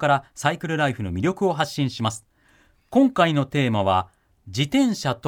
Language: Japanese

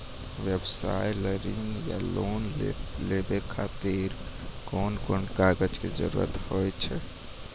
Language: Maithili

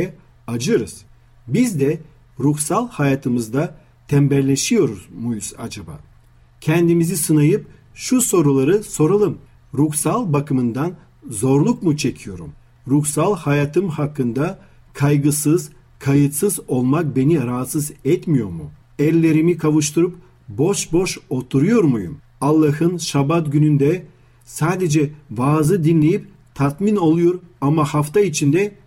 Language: Turkish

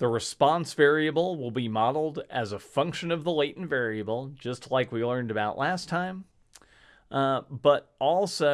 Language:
English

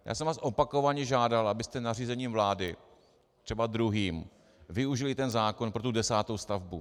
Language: Czech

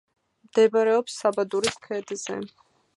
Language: Georgian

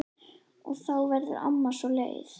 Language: Icelandic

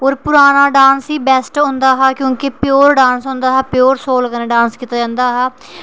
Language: Dogri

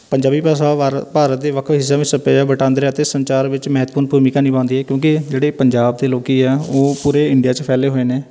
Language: Punjabi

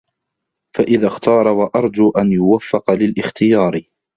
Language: Arabic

